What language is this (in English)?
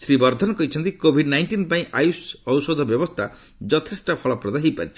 Odia